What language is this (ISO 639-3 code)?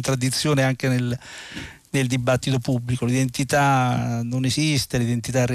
ita